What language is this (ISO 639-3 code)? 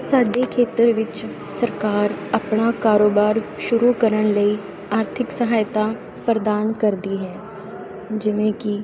pan